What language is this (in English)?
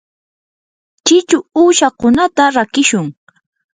Yanahuanca Pasco Quechua